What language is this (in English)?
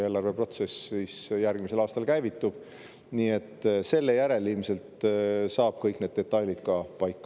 Estonian